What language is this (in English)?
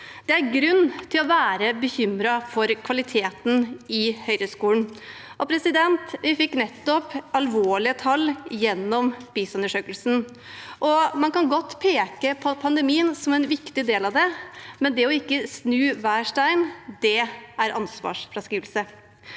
Norwegian